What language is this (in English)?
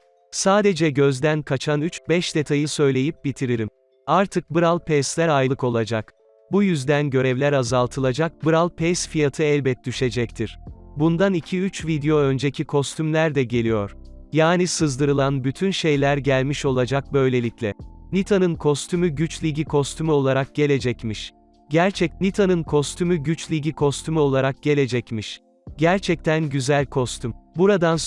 Turkish